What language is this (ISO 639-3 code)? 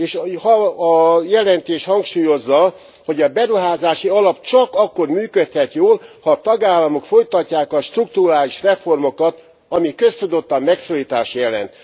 hun